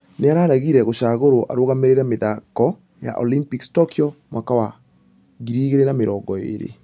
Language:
Kikuyu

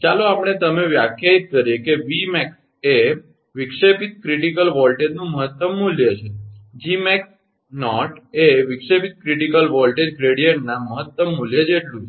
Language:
Gujarati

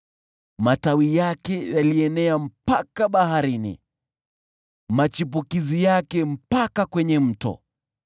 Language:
Swahili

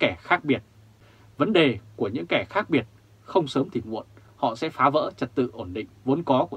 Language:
Vietnamese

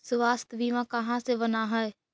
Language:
Magahi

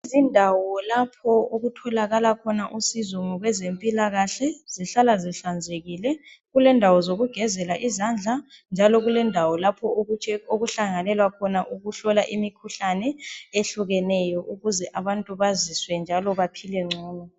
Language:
North Ndebele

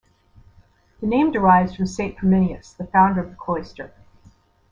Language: English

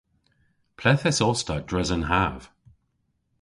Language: Cornish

